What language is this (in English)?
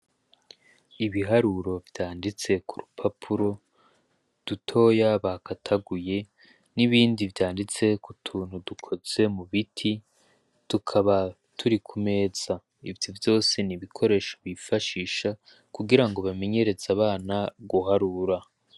Rundi